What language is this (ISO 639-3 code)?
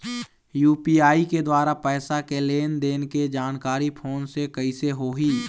hne